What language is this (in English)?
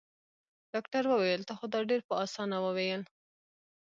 Pashto